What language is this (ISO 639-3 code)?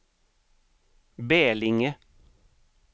swe